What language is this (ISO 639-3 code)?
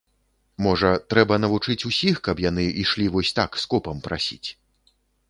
bel